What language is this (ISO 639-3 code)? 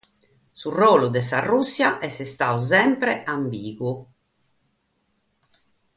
srd